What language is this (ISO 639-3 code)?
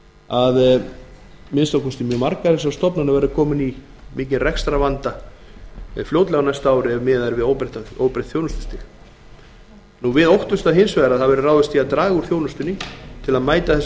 isl